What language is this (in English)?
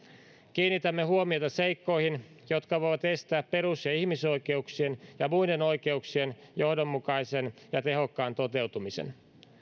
Finnish